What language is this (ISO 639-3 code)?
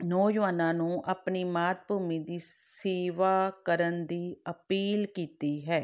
pan